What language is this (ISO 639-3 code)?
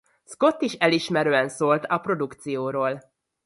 hun